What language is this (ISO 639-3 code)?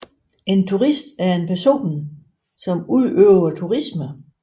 dan